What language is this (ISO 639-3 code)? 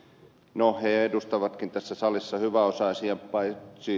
fin